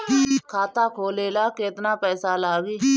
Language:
Bhojpuri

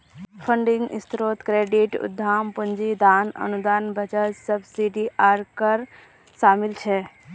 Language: Magahi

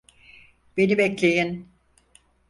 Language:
Turkish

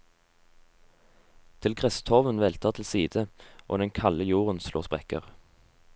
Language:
Norwegian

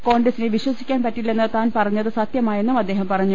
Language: Malayalam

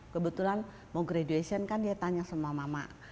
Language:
Indonesian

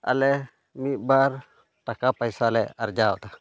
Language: Santali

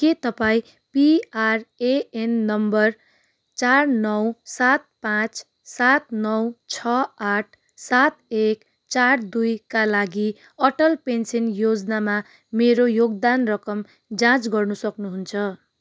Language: Nepali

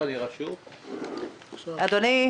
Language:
Hebrew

